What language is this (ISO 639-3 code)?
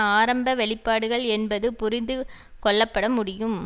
tam